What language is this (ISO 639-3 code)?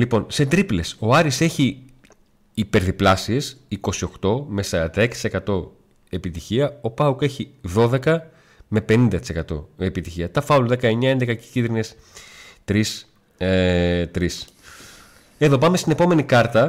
ell